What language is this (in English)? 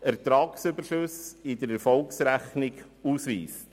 Swiss German